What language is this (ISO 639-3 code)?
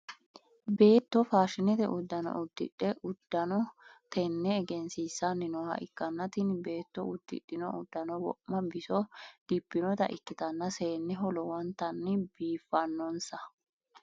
sid